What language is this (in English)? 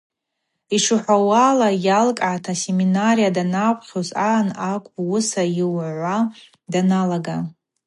Abaza